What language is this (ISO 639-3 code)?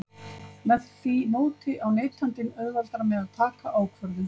isl